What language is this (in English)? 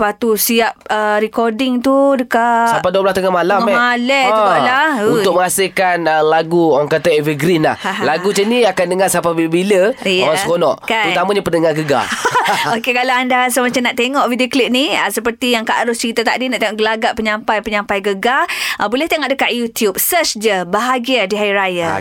Malay